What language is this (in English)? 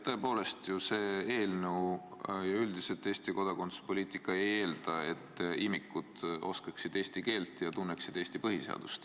Estonian